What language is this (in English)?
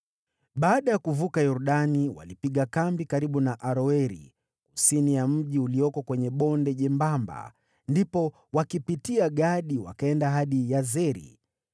Swahili